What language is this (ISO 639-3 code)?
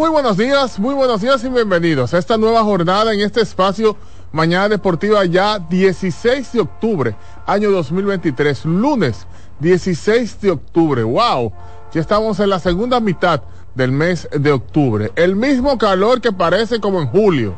spa